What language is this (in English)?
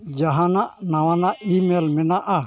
Santali